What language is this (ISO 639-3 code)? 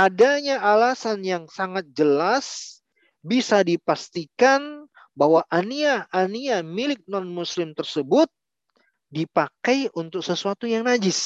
ind